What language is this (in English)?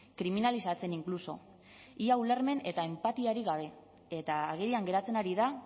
Basque